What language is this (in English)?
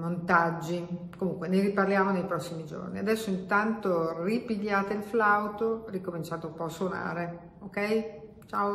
Italian